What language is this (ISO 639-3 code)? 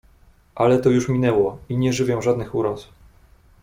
pol